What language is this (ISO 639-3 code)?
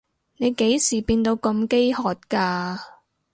yue